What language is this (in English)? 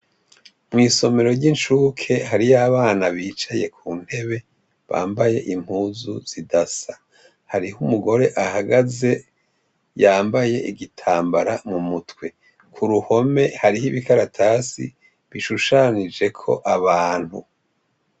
Rundi